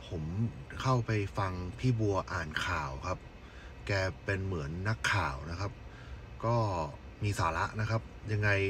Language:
Thai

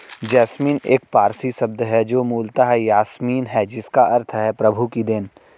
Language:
Hindi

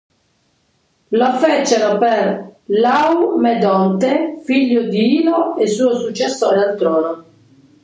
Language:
Italian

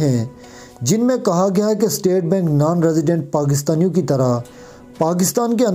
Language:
Hindi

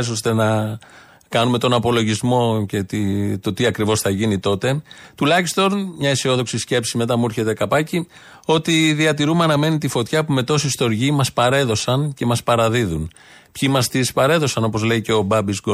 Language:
Greek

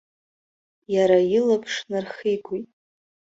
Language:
Abkhazian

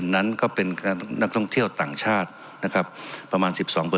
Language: Thai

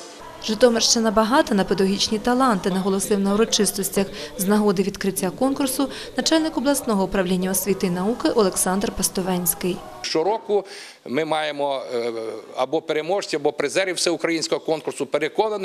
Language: Ukrainian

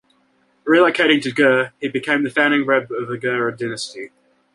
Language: English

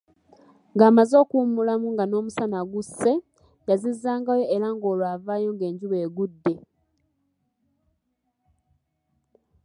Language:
Ganda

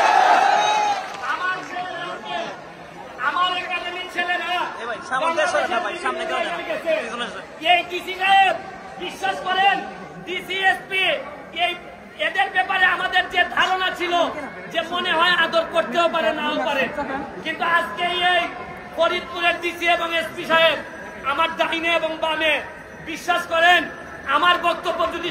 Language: Arabic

